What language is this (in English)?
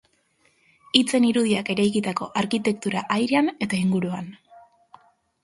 Basque